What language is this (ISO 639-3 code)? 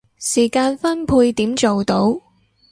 yue